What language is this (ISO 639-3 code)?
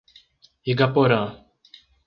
por